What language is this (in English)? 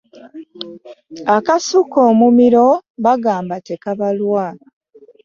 Ganda